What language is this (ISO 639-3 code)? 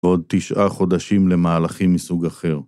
heb